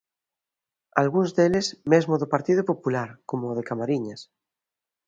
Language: Galician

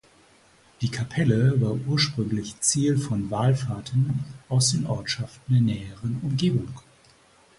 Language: German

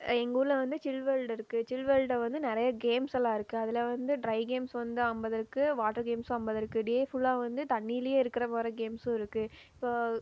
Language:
Tamil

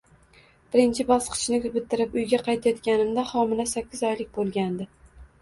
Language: Uzbek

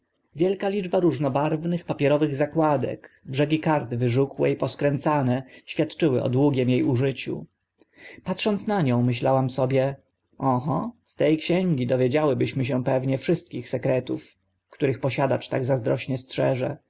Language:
Polish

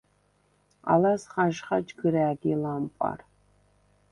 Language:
Svan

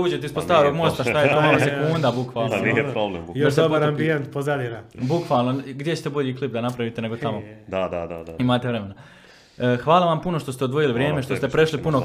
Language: Croatian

